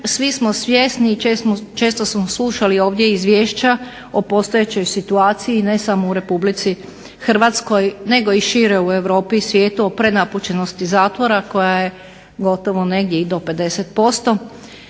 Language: Croatian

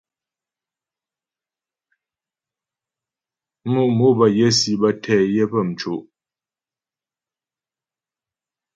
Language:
Ghomala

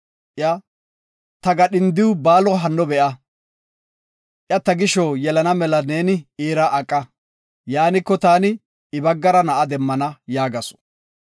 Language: Gofa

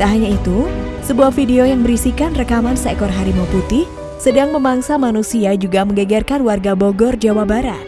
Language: Indonesian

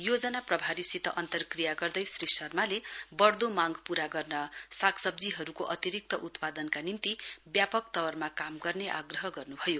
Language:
Nepali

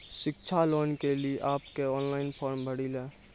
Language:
Maithili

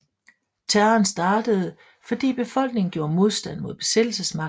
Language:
Danish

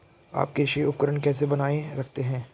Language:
Hindi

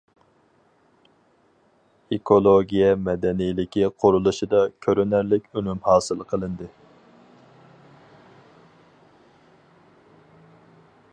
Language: Uyghur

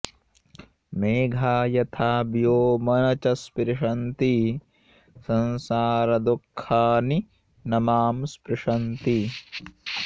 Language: Sanskrit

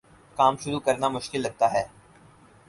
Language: Urdu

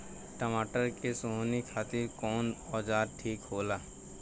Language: Bhojpuri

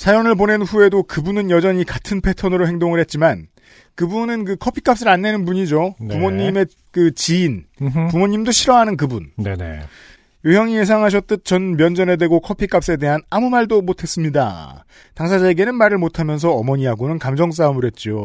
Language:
Korean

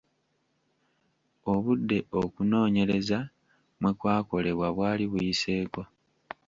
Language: Ganda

